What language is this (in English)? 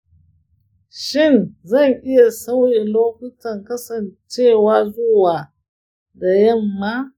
Hausa